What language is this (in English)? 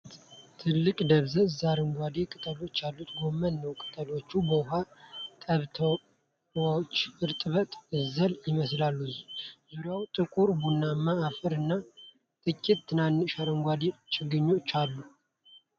Amharic